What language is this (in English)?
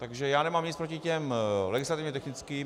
Czech